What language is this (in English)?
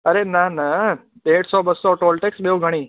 Sindhi